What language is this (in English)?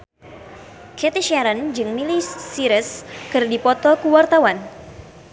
Sundanese